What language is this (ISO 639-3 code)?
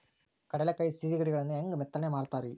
kan